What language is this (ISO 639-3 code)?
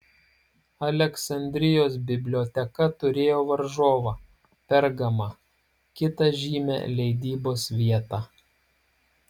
lit